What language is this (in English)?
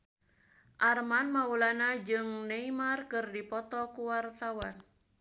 Sundanese